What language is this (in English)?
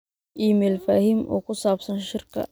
Somali